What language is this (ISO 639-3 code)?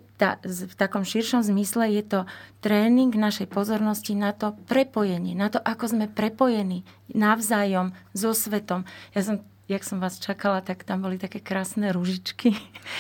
slk